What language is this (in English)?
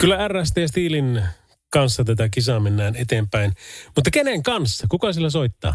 Finnish